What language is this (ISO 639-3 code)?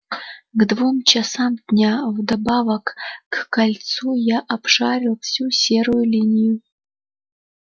rus